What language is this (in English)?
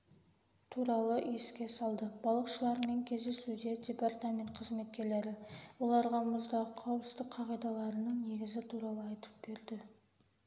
Kazakh